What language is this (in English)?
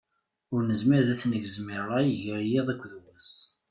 Kabyle